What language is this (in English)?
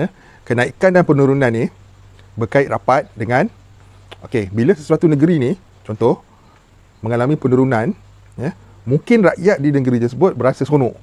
Malay